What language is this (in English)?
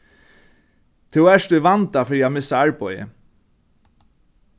Faroese